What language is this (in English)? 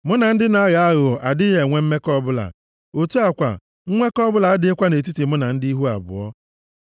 Igbo